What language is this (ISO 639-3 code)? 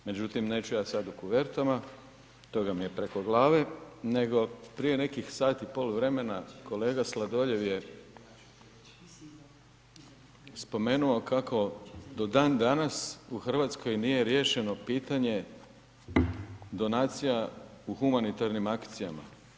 hrv